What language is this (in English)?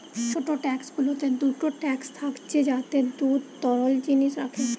Bangla